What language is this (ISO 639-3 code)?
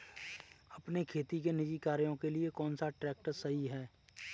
hin